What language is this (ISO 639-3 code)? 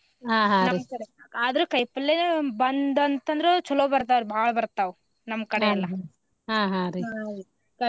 kan